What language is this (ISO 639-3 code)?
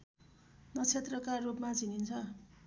nep